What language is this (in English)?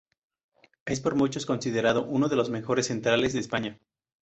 Spanish